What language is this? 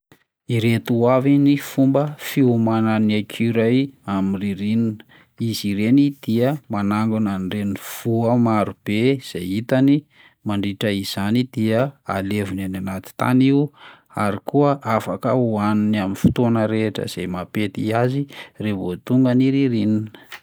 Malagasy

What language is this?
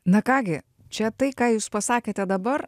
Lithuanian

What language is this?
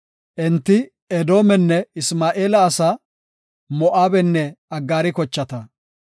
Gofa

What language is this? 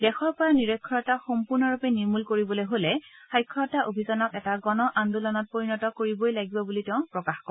Assamese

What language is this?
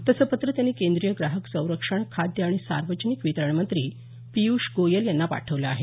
Marathi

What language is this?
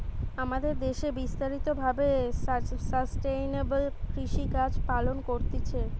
Bangla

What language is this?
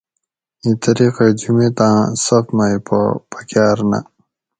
Gawri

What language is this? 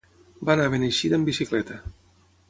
Catalan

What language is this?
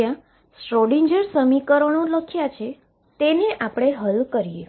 Gujarati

